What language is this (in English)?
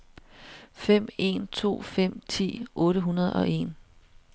Danish